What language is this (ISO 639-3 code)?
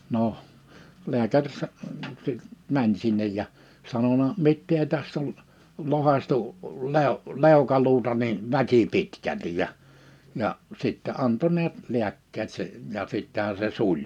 fin